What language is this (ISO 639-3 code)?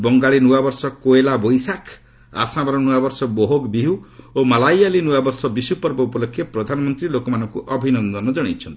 ori